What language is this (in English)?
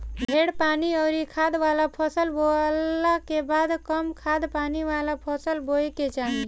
Bhojpuri